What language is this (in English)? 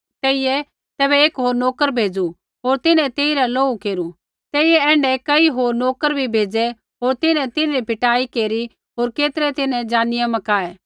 Kullu Pahari